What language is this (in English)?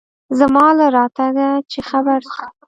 Pashto